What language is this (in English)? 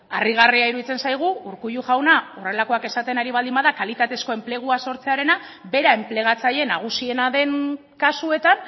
Basque